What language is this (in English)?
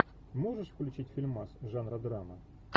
Russian